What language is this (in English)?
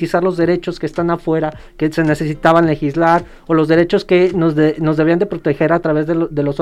Spanish